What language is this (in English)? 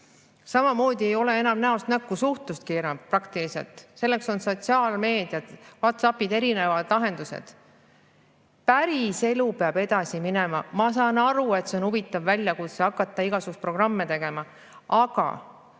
Estonian